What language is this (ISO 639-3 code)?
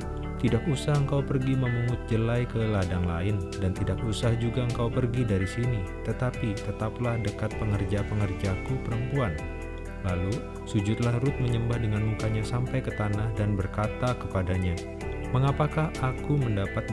ind